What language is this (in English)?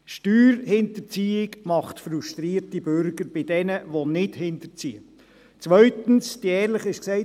Swiss German